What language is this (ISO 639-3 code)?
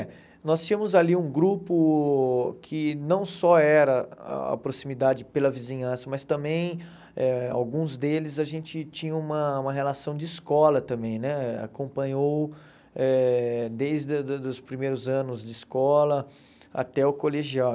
por